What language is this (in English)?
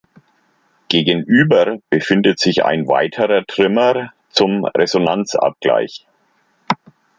German